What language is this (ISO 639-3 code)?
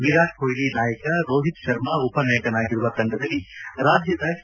kan